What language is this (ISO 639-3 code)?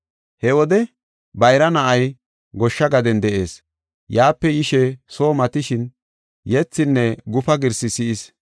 gof